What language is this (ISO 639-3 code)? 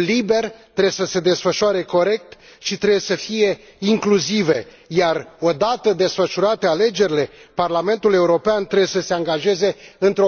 ron